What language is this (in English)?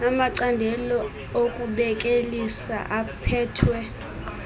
Xhosa